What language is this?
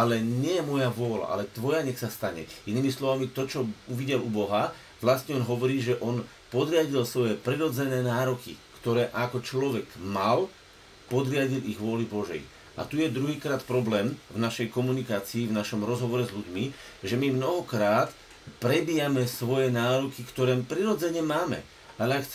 Slovak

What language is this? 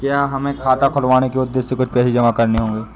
Hindi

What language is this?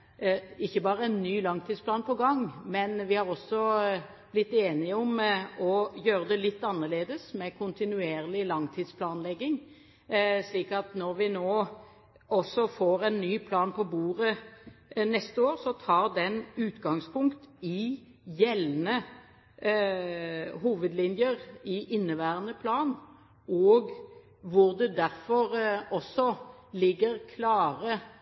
Norwegian Bokmål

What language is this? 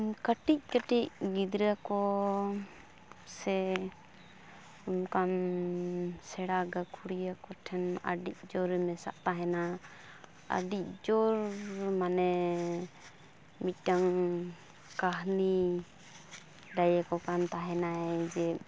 Santali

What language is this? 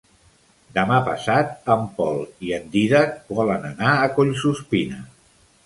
Catalan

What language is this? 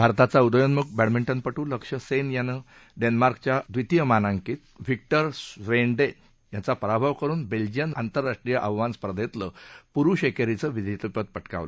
Marathi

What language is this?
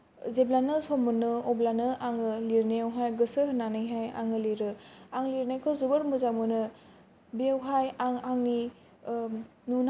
Bodo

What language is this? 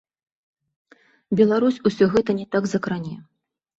Belarusian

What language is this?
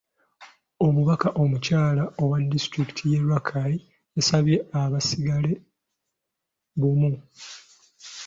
Ganda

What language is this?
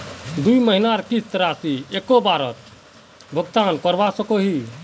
Magahi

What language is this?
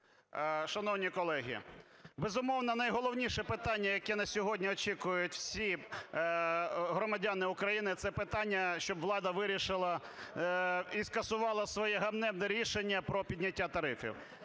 Ukrainian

